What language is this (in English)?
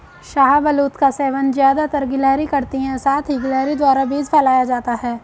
Hindi